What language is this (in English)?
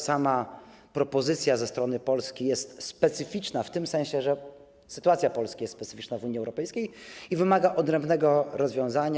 Polish